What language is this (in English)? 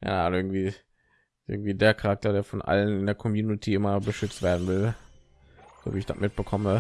German